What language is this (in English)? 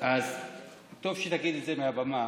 Hebrew